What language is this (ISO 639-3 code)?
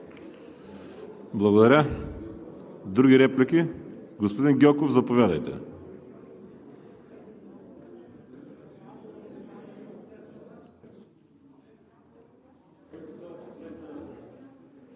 bul